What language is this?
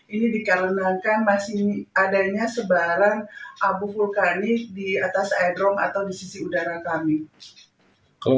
Indonesian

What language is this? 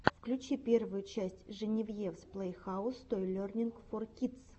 Russian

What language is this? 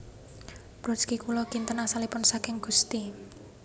Javanese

